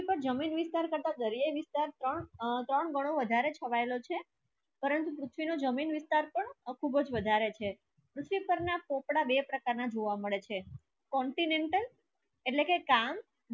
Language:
Gujarati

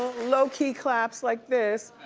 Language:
English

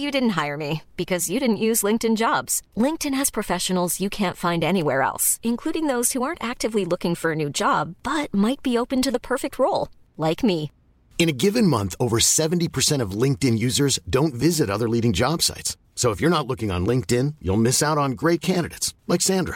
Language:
Swedish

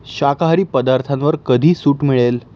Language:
Marathi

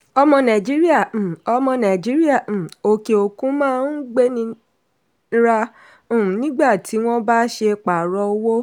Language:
Yoruba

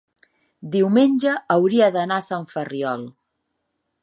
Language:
Catalan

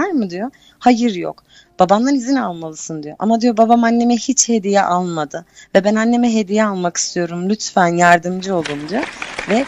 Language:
Turkish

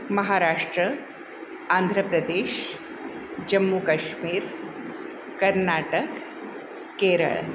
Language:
Marathi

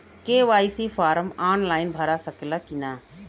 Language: Bhojpuri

